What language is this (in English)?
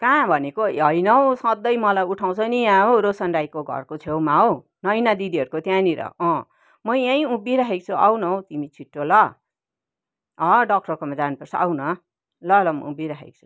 Nepali